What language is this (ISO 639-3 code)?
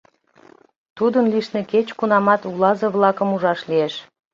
chm